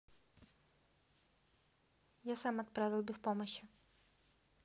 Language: Russian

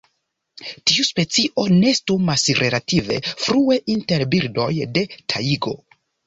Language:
Esperanto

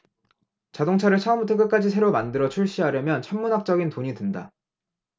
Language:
Korean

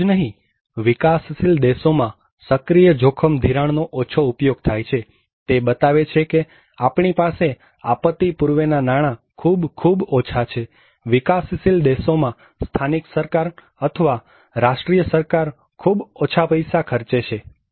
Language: Gujarati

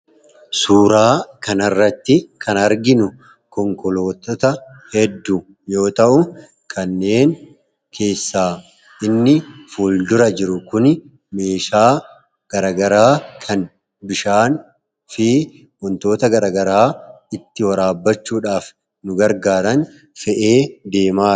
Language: Oromo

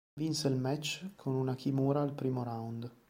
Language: Italian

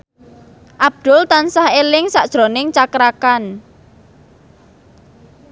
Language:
Javanese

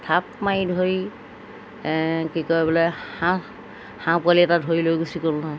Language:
Assamese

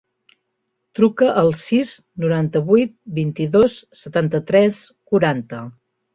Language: Catalan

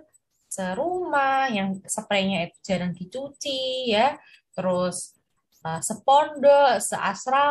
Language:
Indonesian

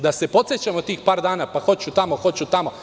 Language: Serbian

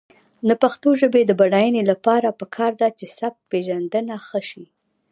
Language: Pashto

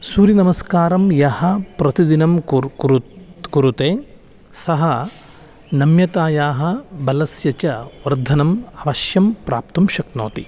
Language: Sanskrit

